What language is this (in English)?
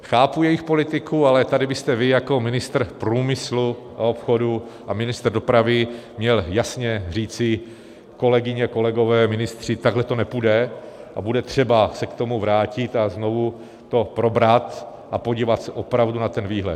Czech